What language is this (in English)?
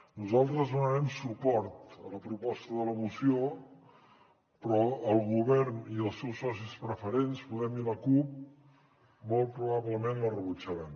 Catalan